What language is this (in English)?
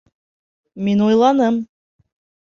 Bashkir